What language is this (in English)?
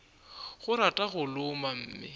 Northern Sotho